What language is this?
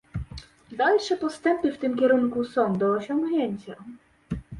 Polish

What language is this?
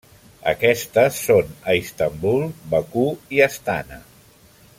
Catalan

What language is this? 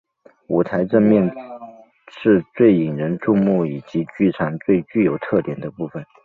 Chinese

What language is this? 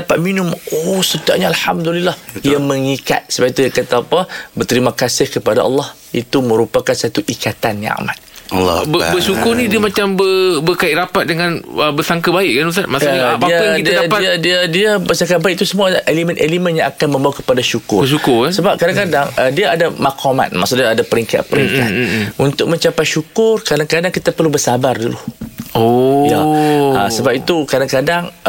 Malay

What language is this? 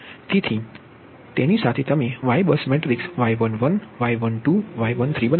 Gujarati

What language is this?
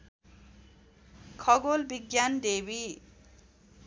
Nepali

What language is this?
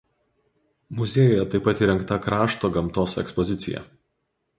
Lithuanian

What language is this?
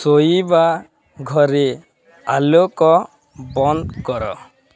Odia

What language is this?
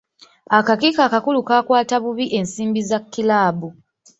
Ganda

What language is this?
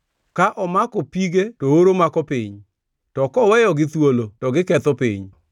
Luo (Kenya and Tanzania)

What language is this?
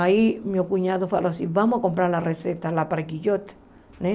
Portuguese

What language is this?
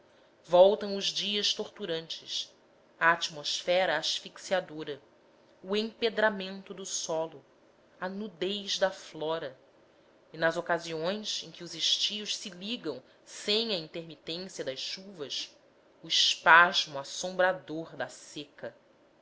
Portuguese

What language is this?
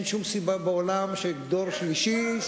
Hebrew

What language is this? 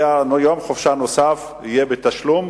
Hebrew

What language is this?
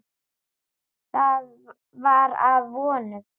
Icelandic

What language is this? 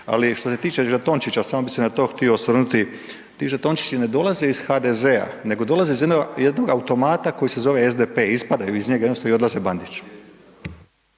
Croatian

